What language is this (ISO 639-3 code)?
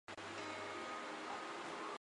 zho